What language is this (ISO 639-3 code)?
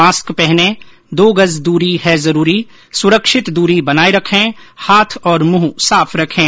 hin